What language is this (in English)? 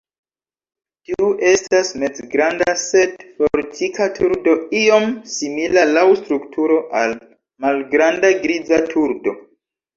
Esperanto